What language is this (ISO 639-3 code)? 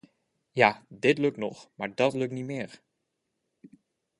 nld